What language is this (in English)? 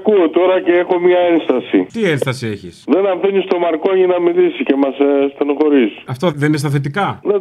Greek